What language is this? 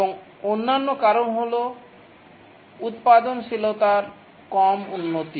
Bangla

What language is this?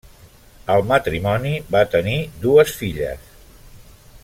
Catalan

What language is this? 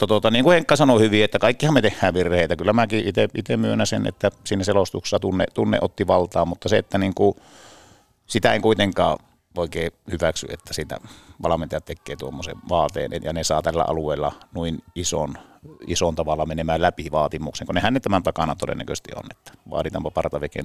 Finnish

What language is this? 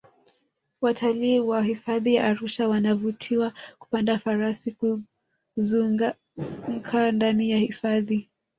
Swahili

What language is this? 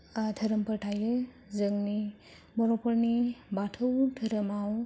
Bodo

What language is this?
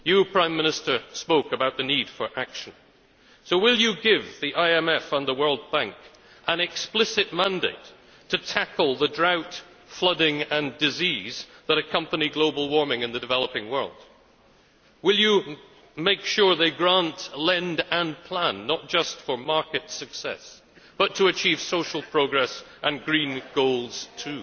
English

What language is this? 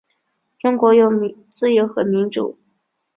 Chinese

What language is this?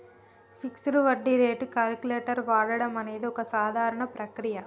Telugu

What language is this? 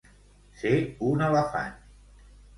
Catalan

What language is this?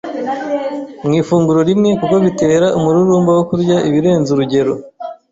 Kinyarwanda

